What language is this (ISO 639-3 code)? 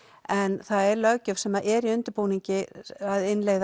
isl